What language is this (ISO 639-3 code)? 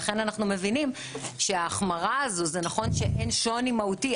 heb